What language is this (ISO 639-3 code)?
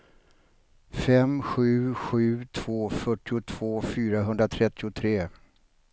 swe